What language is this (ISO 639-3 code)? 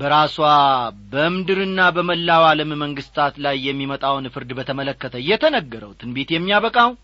amh